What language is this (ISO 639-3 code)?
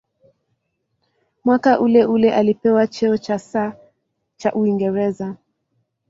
swa